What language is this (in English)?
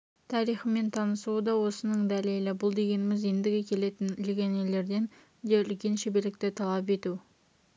Kazakh